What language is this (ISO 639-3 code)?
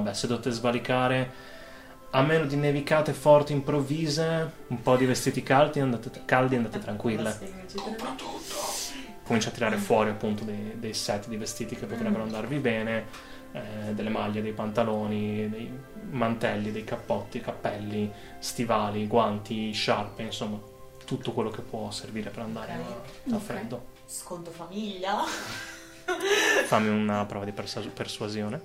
ita